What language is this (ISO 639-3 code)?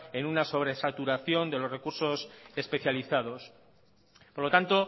spa